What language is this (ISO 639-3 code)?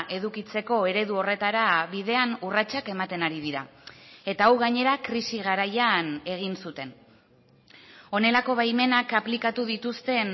eus